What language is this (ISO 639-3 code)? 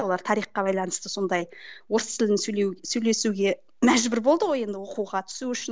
kaz